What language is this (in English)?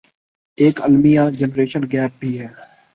Urdu